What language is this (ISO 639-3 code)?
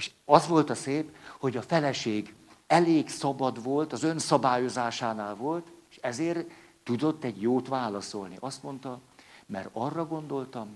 hun